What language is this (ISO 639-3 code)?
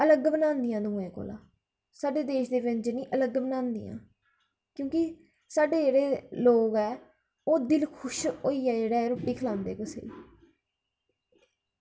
doi